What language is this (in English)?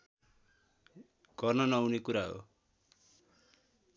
Nepali